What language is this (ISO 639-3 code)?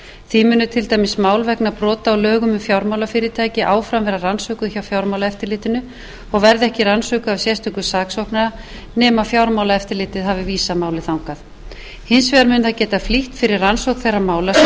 isl